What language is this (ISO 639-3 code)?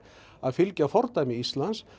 isl